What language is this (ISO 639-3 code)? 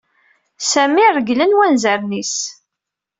kab